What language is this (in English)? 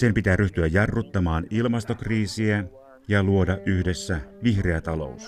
Finnish